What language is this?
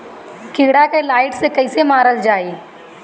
Bhojpuri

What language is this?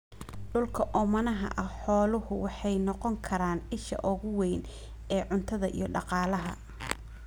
Somali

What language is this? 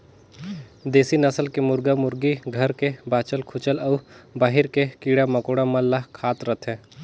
Chhattisgarhi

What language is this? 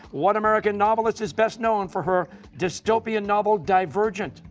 English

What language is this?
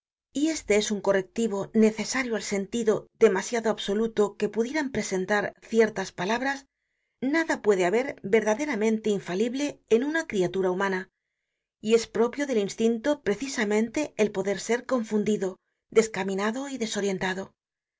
Spanish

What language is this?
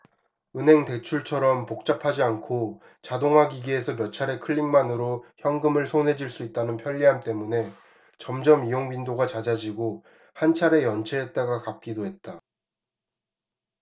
Korean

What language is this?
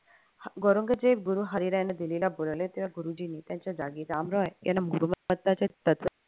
Marathi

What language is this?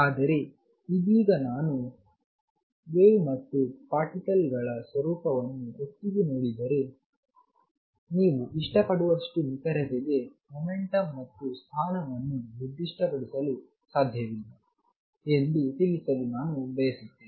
Kannada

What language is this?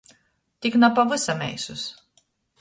Latgalian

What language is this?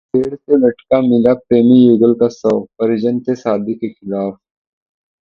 Hindi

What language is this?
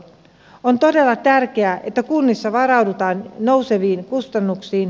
Finnish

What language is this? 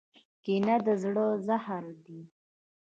Pashto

